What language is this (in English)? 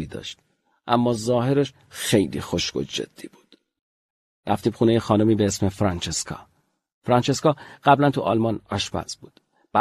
Persian